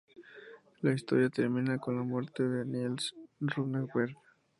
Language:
Spanish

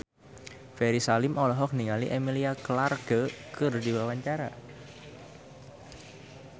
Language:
Sundanese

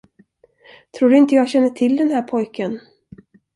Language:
Swedish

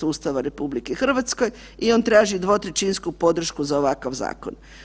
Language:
Croatian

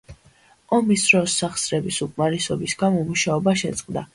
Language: Georgian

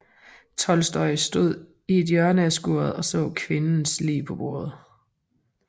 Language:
Danish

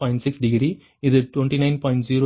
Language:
Tamil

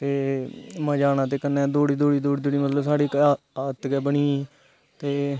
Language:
Dogri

